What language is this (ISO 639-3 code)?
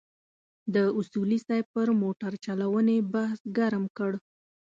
pus